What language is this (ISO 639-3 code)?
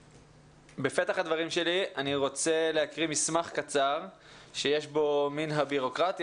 heb